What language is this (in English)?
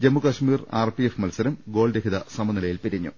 Malayalam